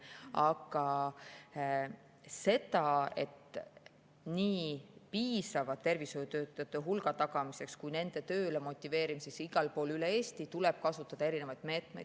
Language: Estonian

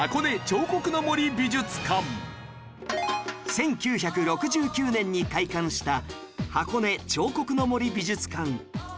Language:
Japanese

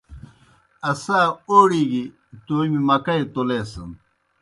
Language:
Kohistani Shina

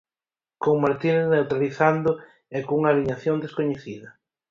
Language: Galician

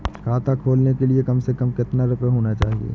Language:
Hindi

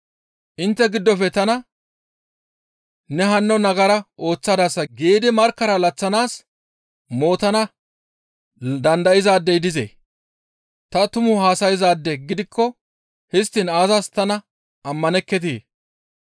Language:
Gamo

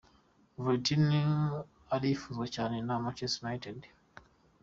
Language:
Kinyarwanda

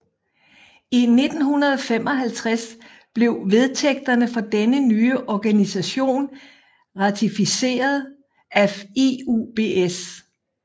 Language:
Danish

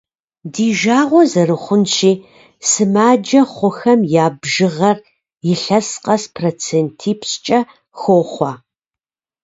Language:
Kabardian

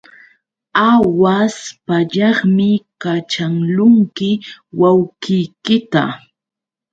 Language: Yauyos Quechua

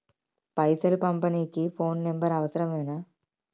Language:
Telugu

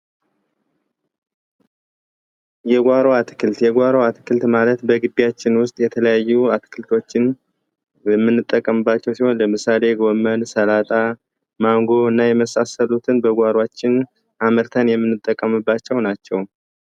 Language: Amharic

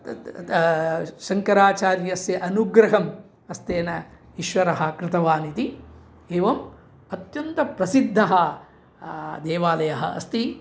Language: Sanskrit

